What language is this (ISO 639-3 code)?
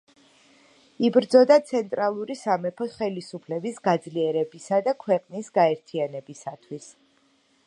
kat